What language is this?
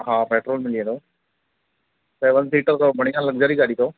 Sindhi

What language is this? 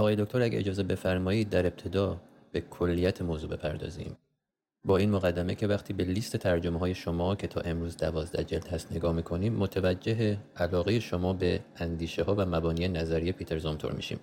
Persian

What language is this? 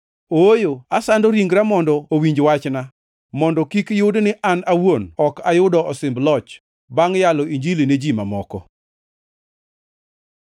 Luo (Kenya and Tanzania)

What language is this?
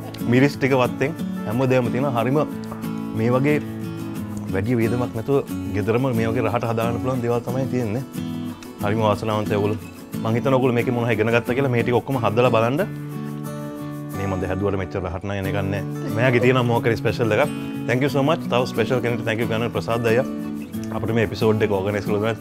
Indonesian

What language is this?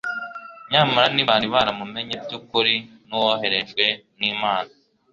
Kinyarwanda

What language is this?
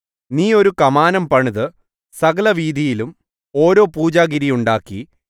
Malayalam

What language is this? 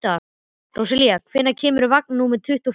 Icelandic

